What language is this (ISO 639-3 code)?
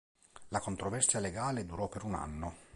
ita